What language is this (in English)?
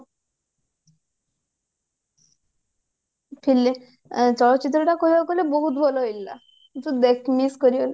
Odia